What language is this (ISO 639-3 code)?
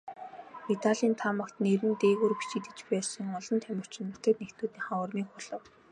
mon